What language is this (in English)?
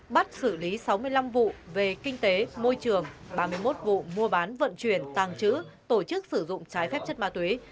Vietnamese